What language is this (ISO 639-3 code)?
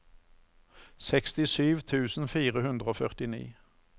nor